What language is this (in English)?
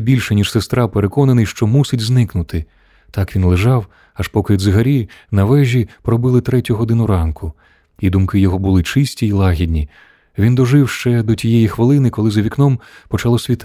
Ukrainian